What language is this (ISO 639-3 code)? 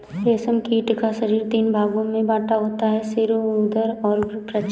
hin